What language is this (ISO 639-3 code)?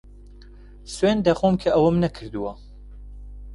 ckb